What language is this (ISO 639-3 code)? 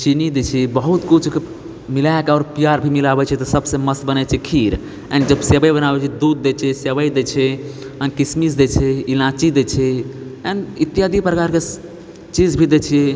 mai